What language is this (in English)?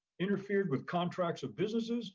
English